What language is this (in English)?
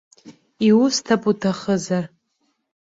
Abkhazian